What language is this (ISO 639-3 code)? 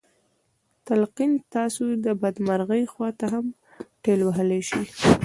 pus